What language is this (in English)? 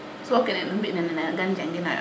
Serer